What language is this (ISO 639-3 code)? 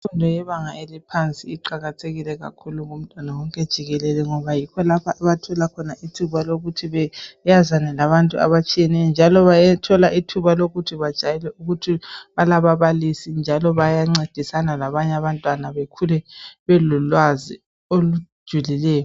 nde